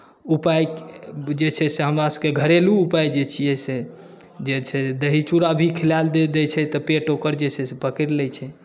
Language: Maithili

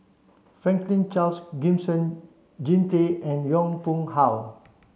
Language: English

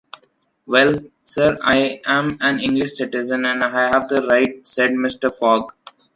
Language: English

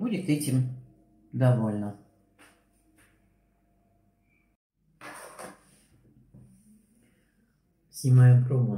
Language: Russian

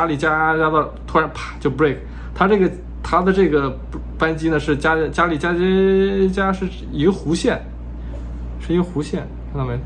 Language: Chinese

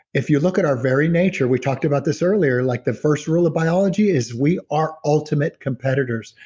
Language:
English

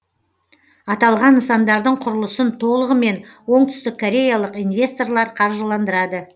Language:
Kazakh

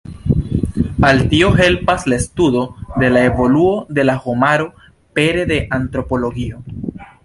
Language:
Esperanto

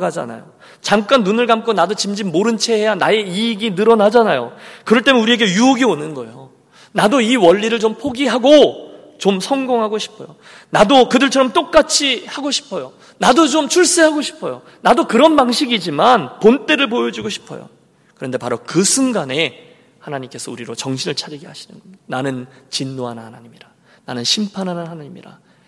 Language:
Korean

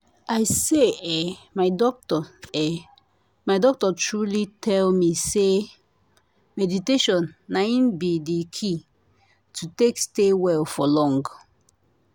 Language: Nigerian Pidgin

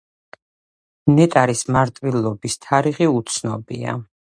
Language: Georgian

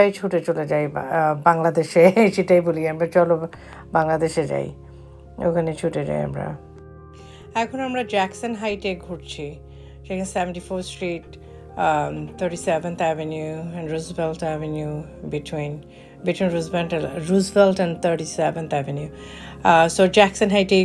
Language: Hindi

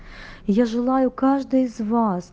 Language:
Russian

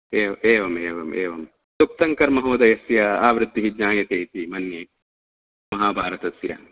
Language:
Sanskrit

